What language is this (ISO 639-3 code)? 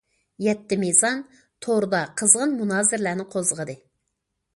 uig